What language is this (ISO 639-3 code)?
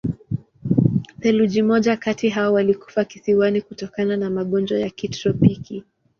swa